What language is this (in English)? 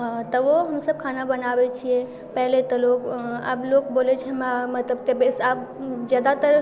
Maithili